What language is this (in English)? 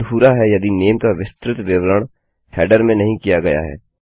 Hindi